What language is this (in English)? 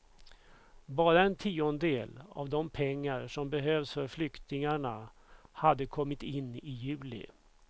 Swedish